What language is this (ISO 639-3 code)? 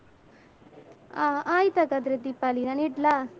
kan